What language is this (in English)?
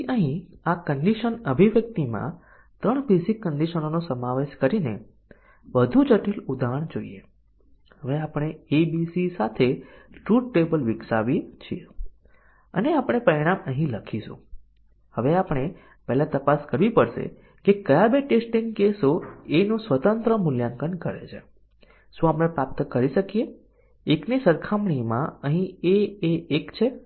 Gujarati